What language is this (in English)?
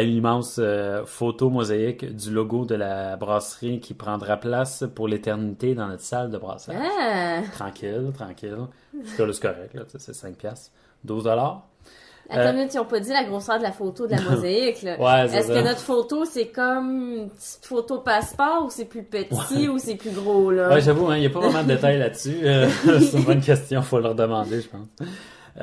French